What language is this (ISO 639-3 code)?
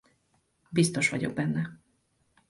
hun